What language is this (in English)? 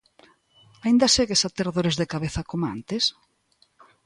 Galician